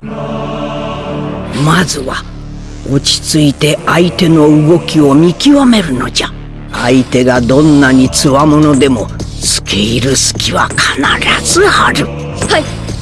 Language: Japanese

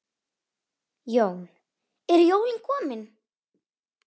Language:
Icelandic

